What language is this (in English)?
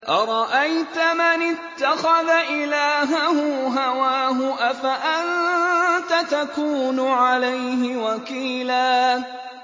Arabic